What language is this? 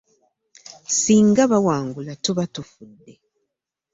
Ganda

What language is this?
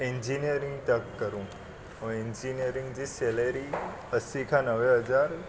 Sindhi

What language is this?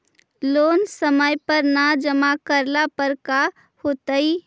Magahi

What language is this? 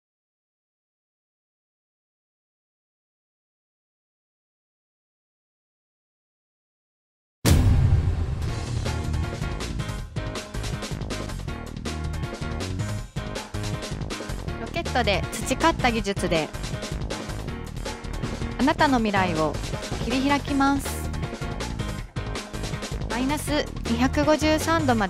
Japanese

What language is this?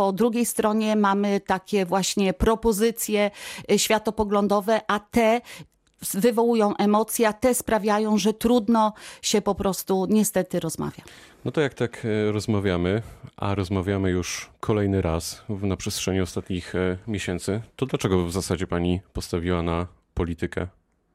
Polish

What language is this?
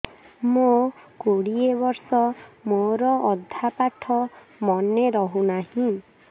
Odia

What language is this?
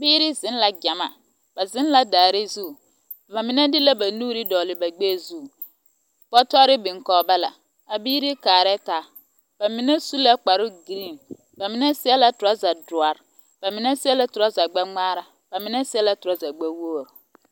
Southern Dagaare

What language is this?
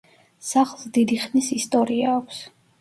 Georgian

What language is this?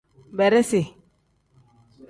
Tem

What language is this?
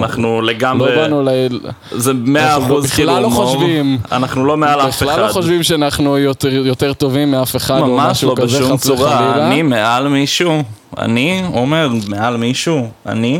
Hebrew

